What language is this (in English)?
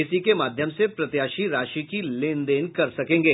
Hindi